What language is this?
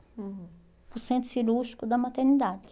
Portuguese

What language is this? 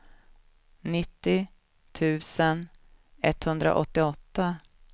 Swedish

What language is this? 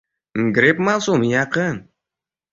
Uzbek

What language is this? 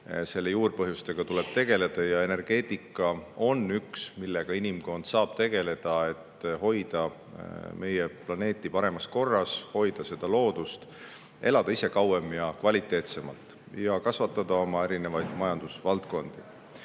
Estonian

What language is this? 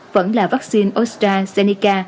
Vietnamese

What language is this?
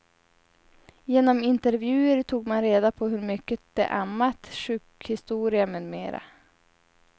Swedish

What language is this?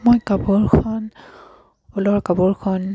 Assamese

